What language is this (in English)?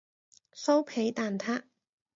Cantonese